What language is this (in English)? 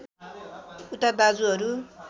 Nepali